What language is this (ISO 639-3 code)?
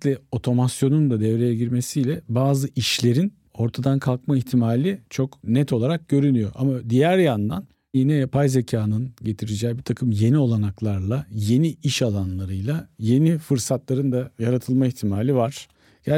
tur